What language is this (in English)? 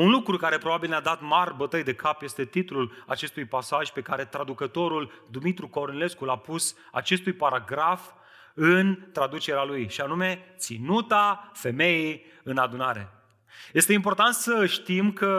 Romanian